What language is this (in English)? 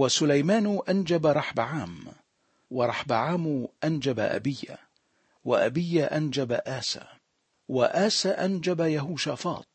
Arabic